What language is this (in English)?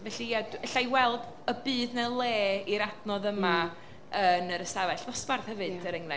Welsh